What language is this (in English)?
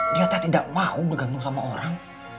Indonesian